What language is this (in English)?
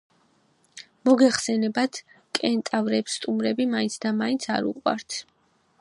Georgian